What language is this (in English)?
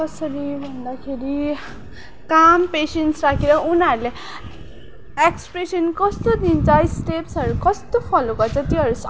Nepali